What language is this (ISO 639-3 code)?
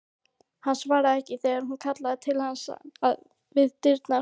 isl